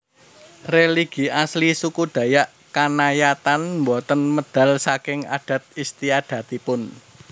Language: Javanese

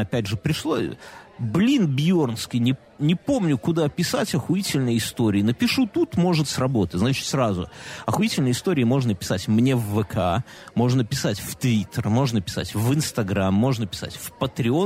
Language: Russian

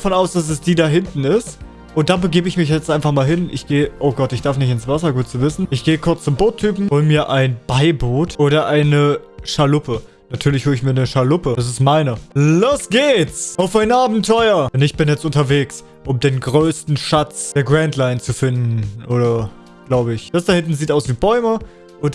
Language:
German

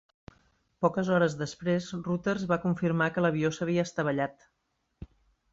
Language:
Catalan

